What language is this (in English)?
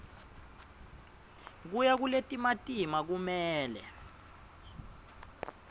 Swati